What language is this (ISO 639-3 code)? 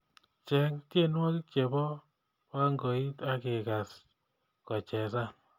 kln